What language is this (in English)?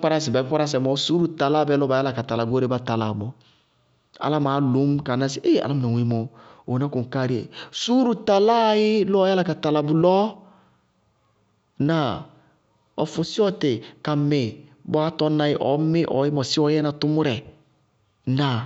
Bago-Kusuntu